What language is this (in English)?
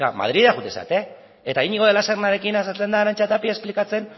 Basque